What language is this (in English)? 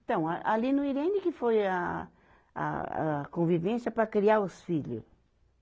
Portuguese